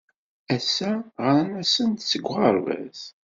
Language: Kabyle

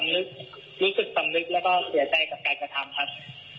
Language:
Thai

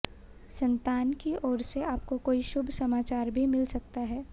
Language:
Hindi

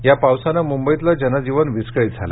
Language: Marathi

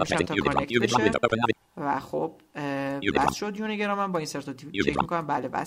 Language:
Persian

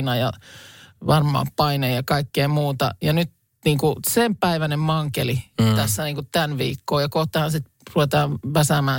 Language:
Finnish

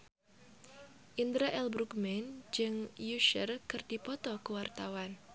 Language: Sundanese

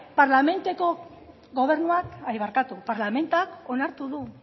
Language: Basque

